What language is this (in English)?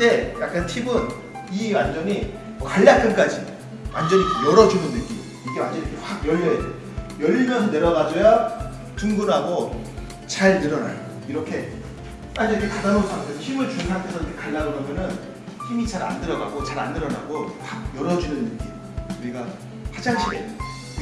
Korean